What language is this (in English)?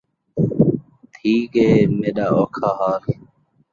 Saraiki